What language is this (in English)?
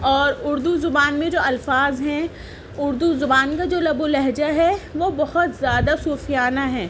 Urdu